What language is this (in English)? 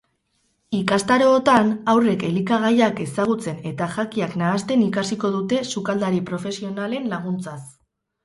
Basque